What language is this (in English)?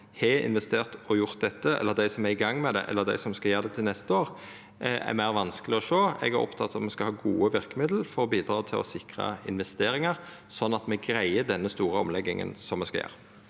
Norwegian